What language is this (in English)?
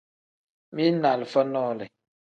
Tem